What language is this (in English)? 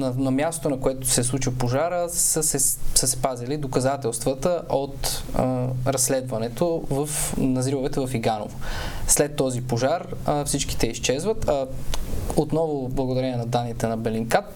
Bulgarian